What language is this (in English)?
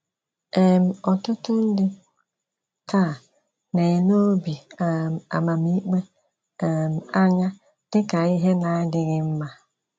Igbo